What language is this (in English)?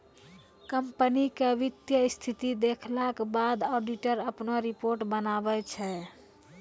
Maithili